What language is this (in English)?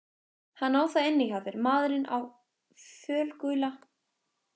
Icelandic